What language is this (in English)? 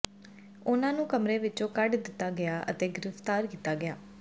Punjabi